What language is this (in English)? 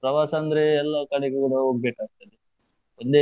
Kannada